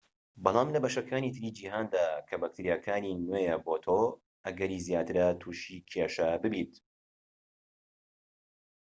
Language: Central Kurdish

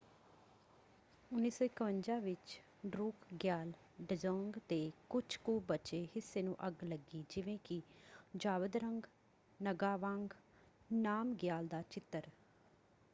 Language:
Punjabi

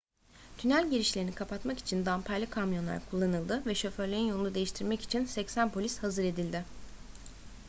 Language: Turkish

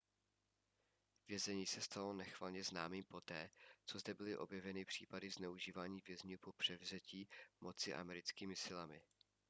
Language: Czech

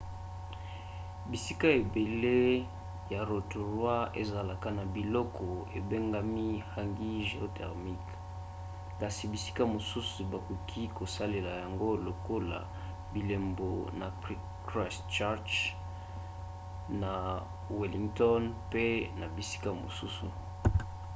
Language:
Lingala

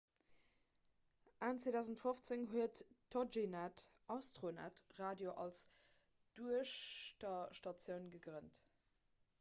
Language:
Luxembourgish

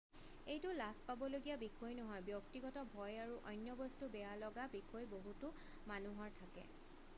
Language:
Assamese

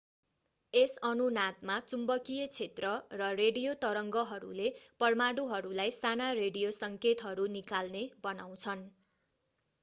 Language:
Nepali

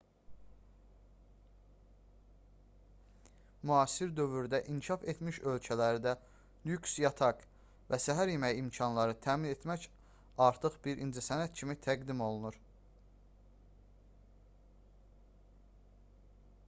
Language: Azerbaijani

